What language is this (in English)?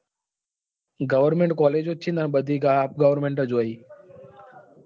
Gujarati